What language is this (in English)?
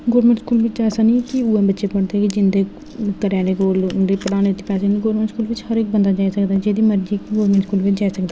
Dogri